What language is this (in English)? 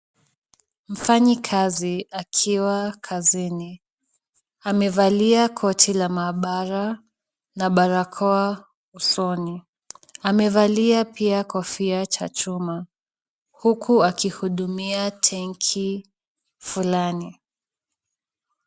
Swahili